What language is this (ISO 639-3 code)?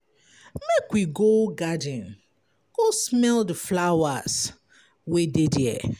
pcm